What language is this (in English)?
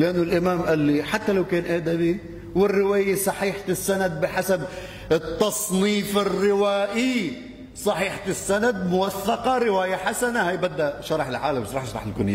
Arabic